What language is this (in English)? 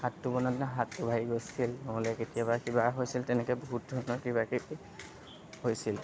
Assamese